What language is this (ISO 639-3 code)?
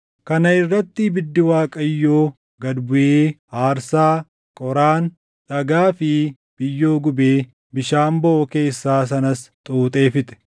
orm